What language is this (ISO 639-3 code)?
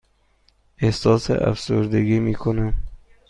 fas